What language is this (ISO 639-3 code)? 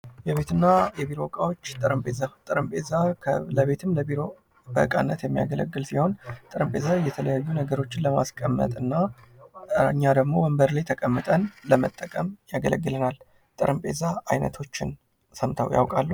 amh